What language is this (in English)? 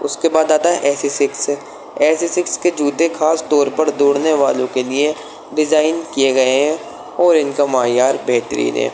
Urdu